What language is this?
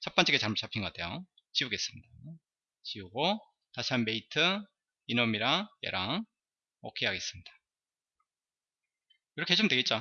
Korean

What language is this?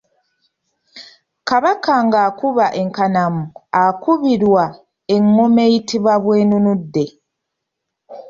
Ganda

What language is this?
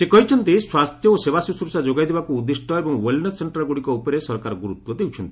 Odia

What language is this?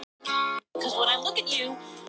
Icelandic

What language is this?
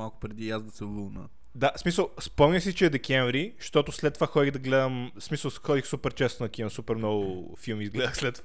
Bulgarian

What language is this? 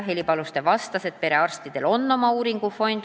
Estonian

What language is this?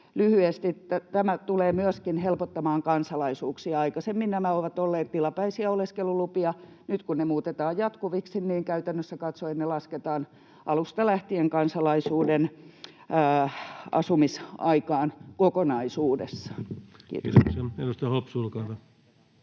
Finnish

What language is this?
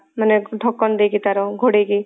Odia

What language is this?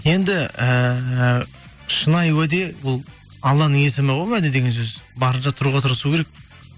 Kazakh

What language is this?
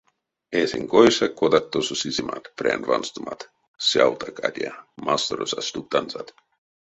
Erzya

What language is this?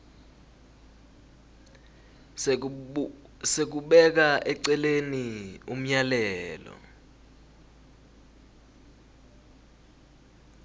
Swati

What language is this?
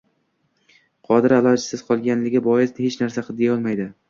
Uzbek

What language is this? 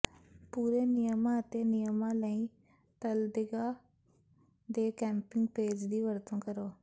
Punjabi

